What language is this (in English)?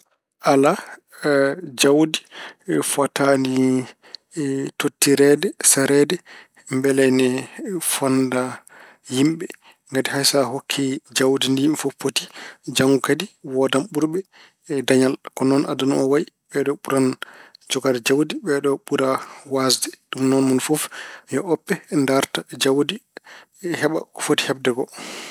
Fula